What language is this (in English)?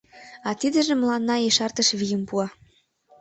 Mari